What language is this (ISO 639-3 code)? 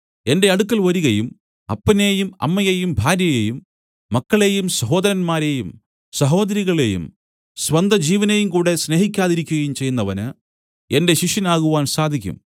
mal